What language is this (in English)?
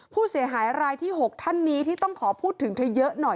Thai